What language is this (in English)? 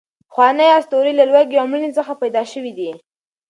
Pashto